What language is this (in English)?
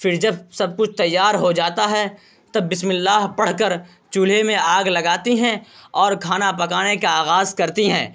Urdu